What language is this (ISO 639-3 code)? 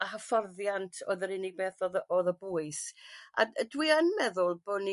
cym